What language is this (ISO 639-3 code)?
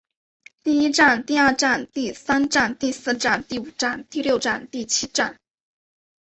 zho